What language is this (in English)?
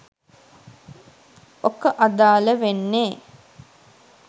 Sinhala